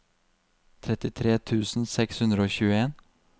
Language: Norwegian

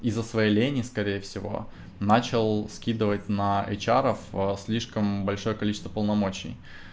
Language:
Russian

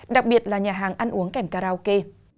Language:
Vietnamese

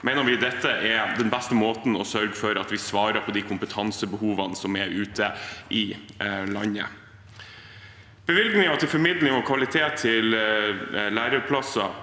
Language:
Norwegian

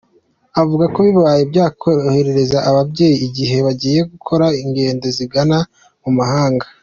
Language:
Kinyarwanda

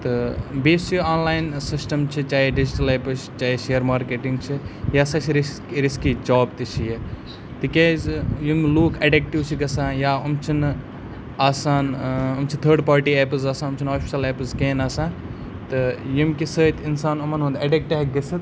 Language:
Kashmiri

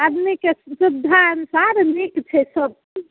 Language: Maithili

